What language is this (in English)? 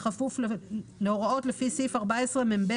Hebrew